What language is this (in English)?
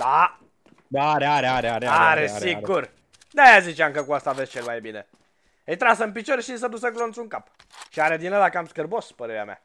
Romanian